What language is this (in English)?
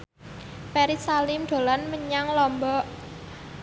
Javanese